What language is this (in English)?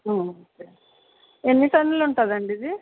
Telugu